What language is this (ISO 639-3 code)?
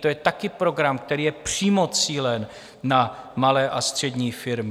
ces